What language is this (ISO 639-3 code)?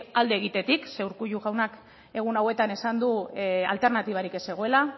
eus